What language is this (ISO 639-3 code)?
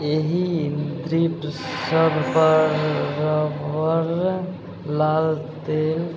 mai